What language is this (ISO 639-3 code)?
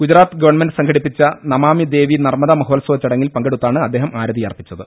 mal